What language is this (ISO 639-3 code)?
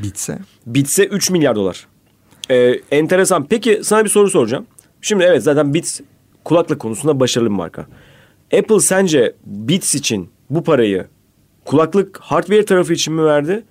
tur